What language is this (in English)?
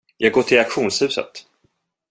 Swedish